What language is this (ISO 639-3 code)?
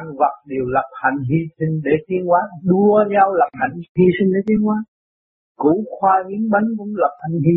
vie